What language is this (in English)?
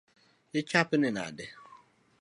Luo (Kenya and Tanzania)